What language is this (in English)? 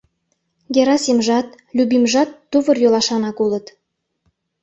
Mari